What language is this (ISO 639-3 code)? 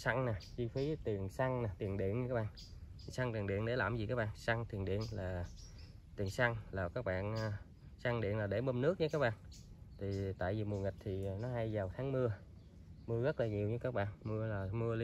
vie